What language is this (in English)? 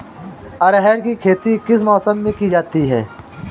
Hindi